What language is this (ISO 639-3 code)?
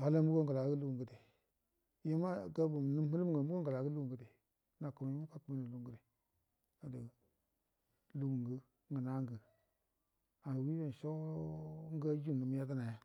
bdm